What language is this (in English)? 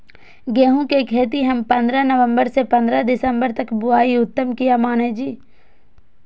Maithili